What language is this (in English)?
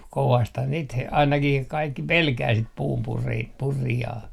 Finnish